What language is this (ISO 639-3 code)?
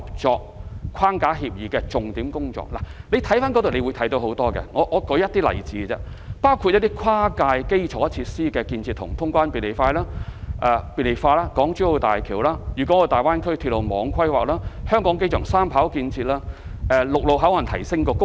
yue